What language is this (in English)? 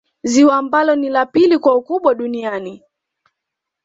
Swahili